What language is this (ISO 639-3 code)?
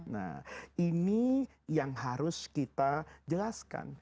ind